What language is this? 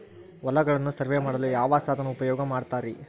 Kannada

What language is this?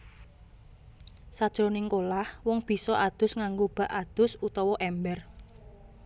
Javanese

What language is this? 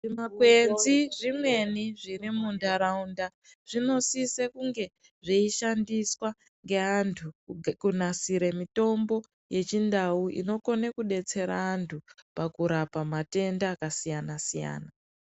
Ndau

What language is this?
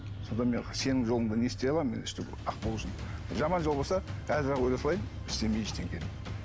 Kazakh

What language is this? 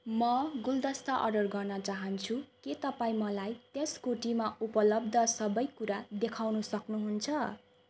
Nepali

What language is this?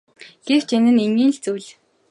Mongolian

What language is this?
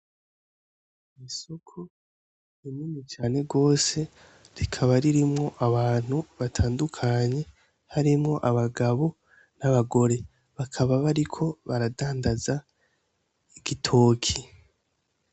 Rundi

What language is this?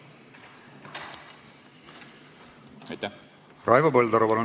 Estonian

